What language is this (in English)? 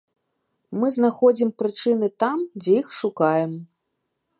Belarusian